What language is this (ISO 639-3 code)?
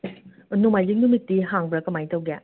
mni